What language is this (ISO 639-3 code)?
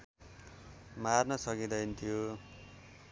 nep